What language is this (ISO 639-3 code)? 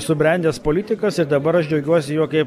lit